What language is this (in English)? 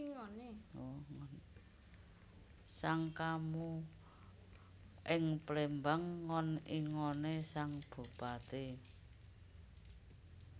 Javanese